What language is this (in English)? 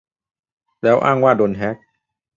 Thai